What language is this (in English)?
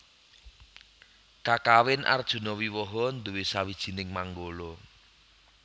Javanese